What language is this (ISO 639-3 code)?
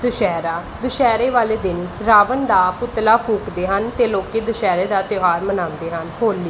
pan